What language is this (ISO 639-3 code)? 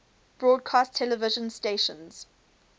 eng